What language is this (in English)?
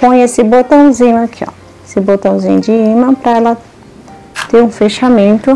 Portuguese